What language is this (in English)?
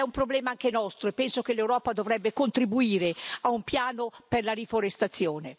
Italian